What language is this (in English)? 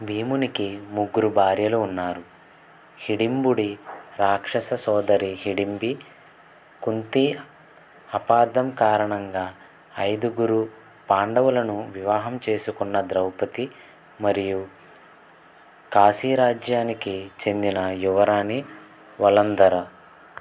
Telugu